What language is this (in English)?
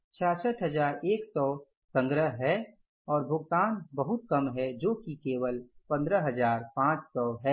Hindi